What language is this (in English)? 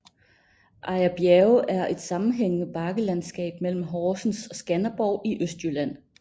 Danish